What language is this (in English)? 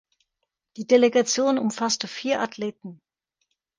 German